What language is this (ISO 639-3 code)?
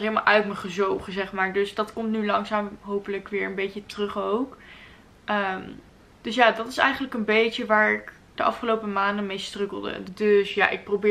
nld